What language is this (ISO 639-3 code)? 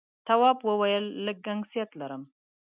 pus